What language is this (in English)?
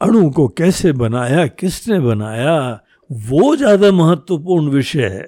Hindi